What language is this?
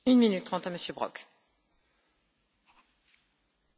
German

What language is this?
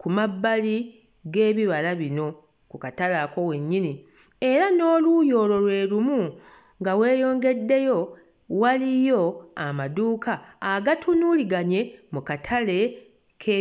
Ganda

